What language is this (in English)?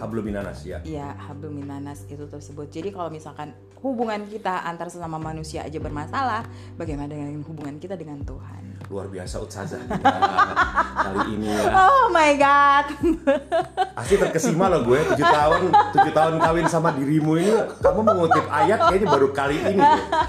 Indonesian